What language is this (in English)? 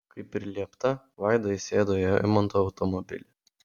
Lithuanian